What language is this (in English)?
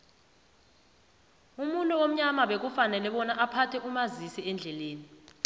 South Ndebele